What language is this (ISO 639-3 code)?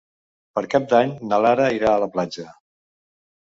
cat